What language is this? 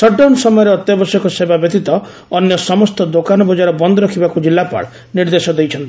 Odia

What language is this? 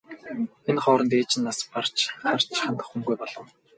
Mongolian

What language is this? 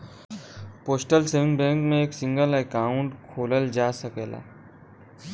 Bhojpuri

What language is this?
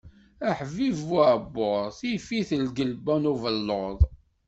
Kabyle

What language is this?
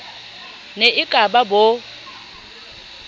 Southern Sotho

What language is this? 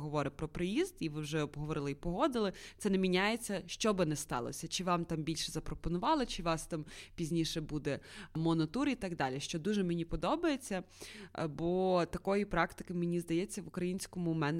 Ukrainian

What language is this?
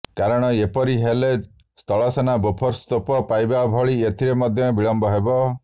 Odia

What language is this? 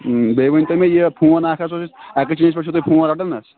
Kashmiri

